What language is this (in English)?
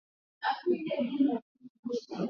Swahili